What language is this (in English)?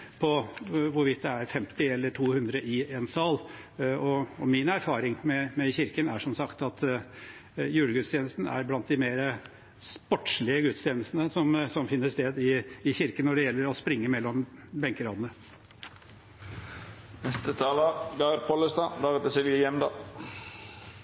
Norwegian Bokmål